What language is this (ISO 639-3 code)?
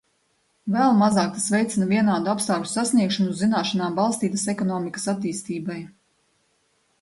lav